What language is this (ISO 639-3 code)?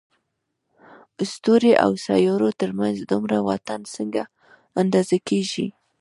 pus